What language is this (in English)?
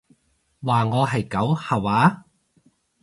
Cantonese